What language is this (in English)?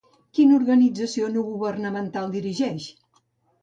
Catalan